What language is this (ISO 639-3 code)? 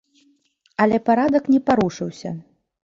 bel